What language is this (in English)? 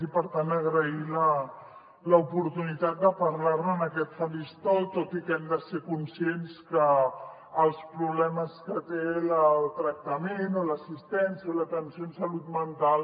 Catalan